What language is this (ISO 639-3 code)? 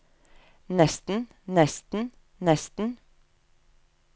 nor